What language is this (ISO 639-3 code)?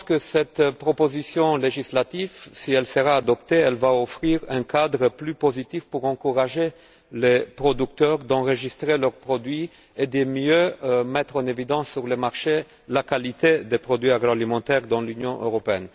fra